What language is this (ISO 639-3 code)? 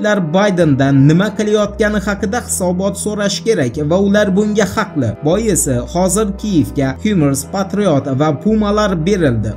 tur